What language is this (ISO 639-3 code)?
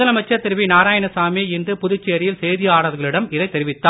tam